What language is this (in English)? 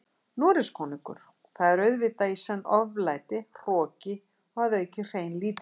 Icelandic